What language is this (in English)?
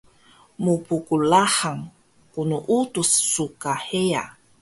Taroko